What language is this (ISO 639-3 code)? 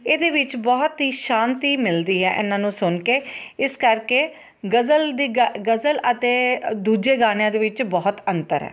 pan